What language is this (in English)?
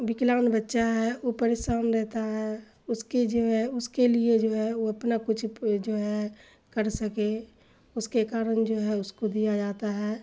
Urdu